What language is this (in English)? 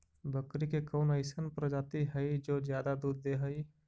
Magahi